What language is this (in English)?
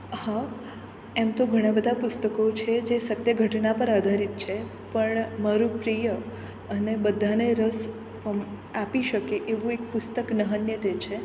Gujarati